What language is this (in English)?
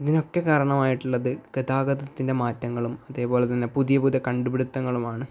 Malayalam